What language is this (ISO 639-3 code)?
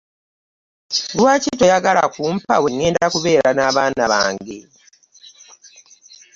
lug